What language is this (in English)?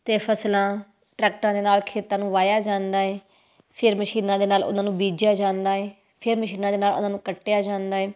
Punjabi